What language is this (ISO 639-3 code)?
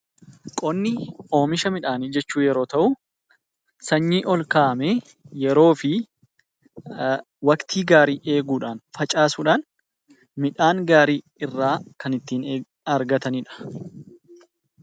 orm